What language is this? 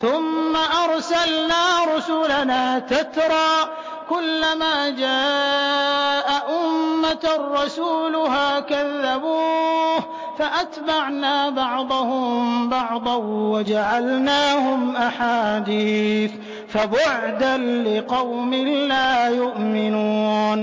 Arabic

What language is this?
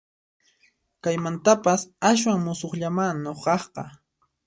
Puno Quechua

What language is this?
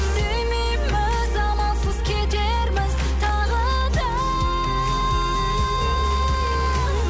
Kazakh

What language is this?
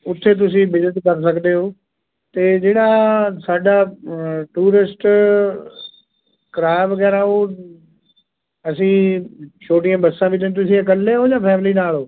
Punjabi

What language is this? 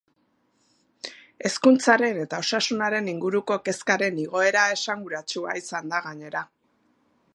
Basque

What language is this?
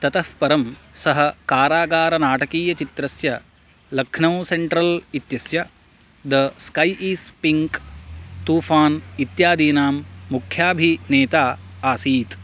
Sanskrit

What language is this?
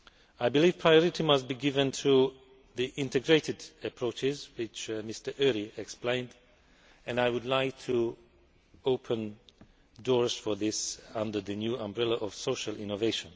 English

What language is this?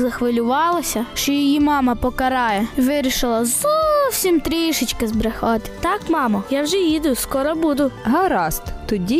Ukrainian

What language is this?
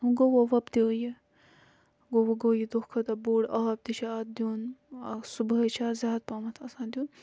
Kashmiri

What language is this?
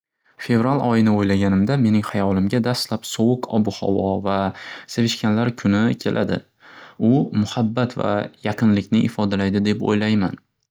Uzbek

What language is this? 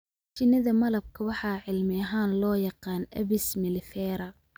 Somali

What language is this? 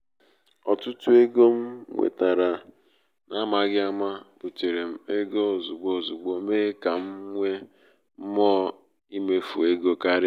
Igbo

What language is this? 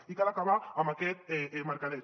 Catalan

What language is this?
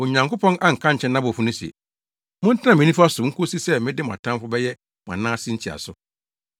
Akan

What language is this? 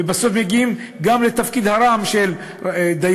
Hebrew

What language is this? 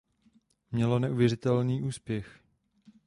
Czech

